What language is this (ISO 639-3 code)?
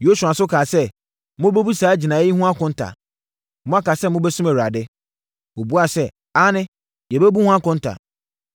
aka